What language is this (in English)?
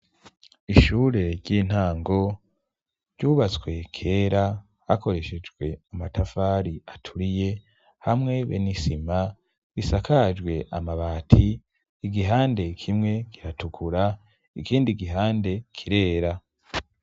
Rundi